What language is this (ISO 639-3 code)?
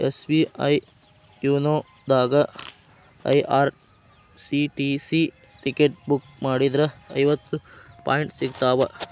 kan